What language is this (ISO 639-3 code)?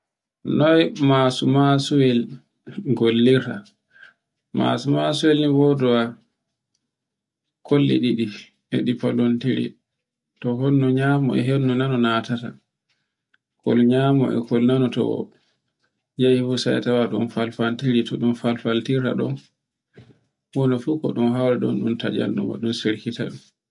fue